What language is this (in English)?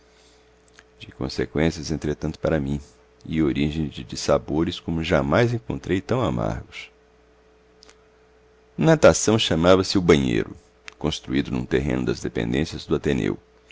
Portuguese